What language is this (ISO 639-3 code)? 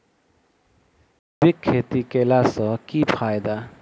mai